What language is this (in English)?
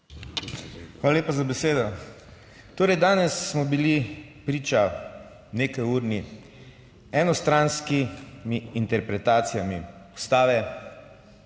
Slovenian